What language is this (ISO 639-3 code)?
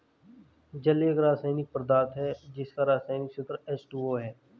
hin